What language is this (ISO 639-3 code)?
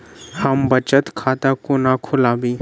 mai